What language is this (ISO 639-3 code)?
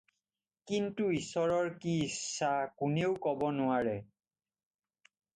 asm